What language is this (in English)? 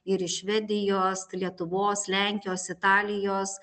Lithuanian